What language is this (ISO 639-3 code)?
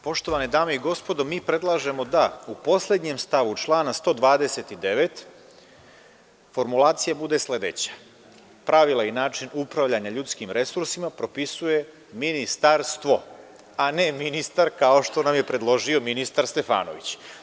srp